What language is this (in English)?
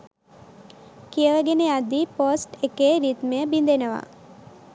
Sinhala